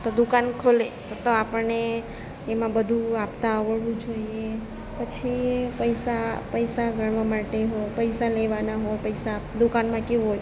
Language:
Gujarati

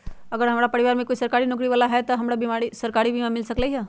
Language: Magahi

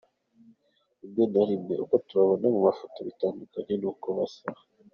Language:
Kinyarwanda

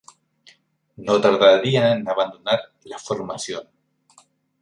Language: Spanish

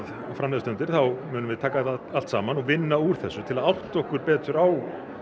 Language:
Icelandic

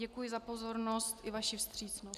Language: Czech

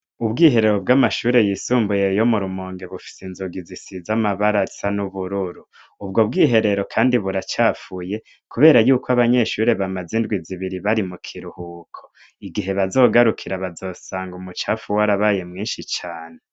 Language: Rundi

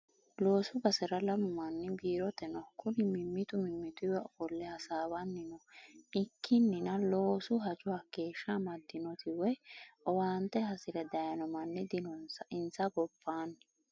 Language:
Sidamo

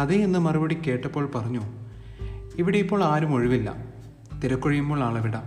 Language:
Malayalam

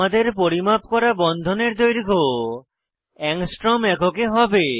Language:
Bangla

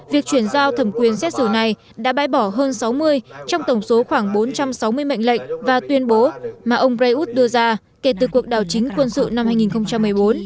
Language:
Vietnamese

